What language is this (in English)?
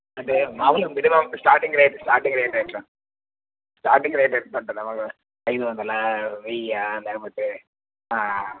Telugu